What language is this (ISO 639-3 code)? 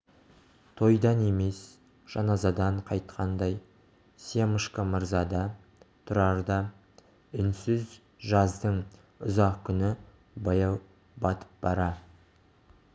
kaz